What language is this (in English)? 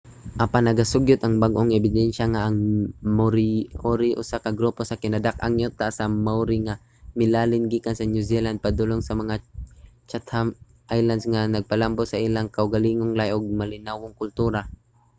Cebuano